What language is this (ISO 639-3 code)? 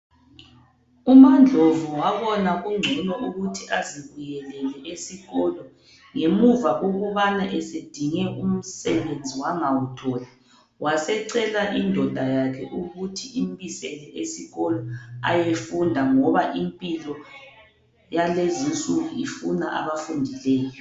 nde